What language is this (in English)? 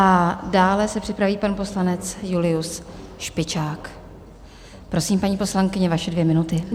Czech